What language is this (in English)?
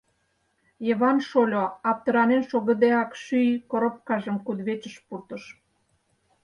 Mari